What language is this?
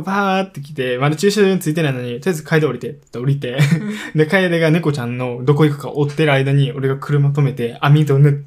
Japanese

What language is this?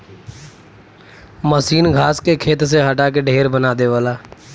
Bhojpuri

